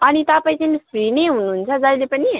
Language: Nepali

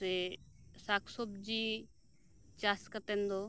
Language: Santali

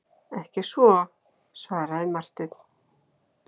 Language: Icelandic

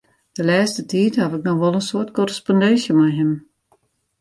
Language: Western Frisian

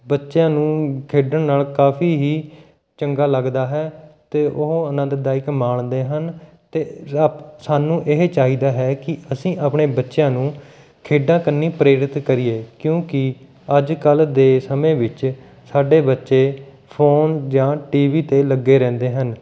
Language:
Punjabi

